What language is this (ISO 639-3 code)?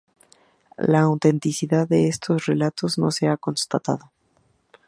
spa